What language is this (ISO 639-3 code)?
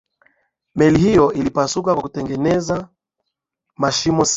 swa